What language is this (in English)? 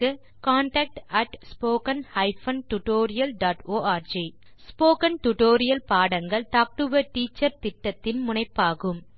Tamil